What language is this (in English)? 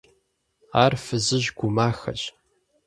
Kabardian